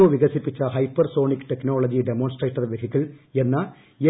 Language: Malayalam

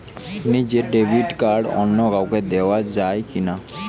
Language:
Bangla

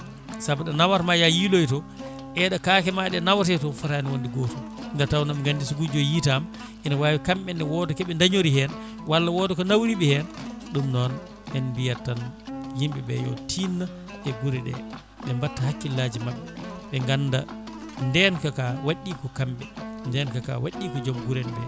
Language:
Fula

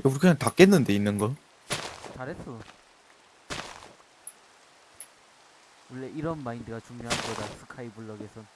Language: Korean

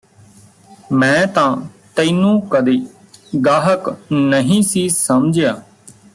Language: Punjabi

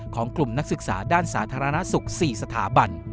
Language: Thai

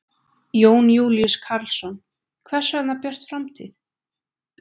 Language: Icelandic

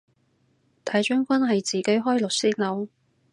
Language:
Cantonese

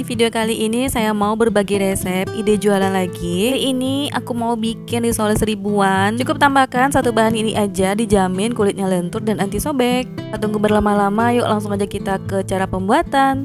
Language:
Indonesian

